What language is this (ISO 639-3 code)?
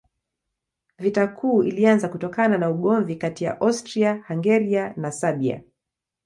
swa